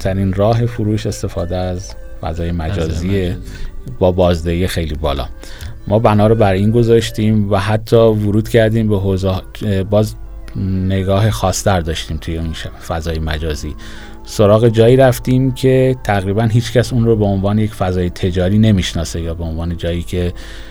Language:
Persian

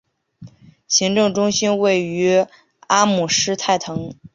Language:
Chinese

